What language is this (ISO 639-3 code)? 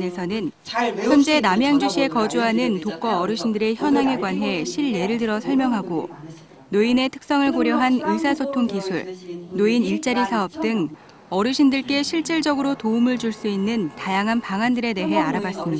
kor